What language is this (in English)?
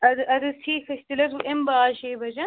Kashmiri